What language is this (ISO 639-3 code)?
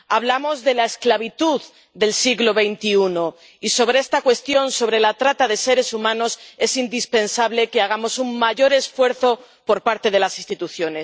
spa